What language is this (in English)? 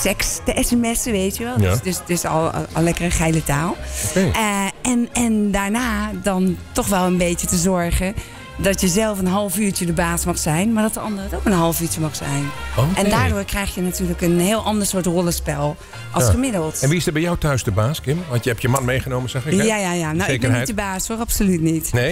Dutch